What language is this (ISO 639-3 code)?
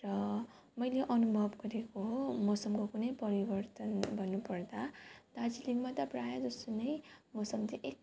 nep